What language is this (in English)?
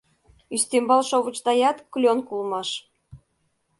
Mari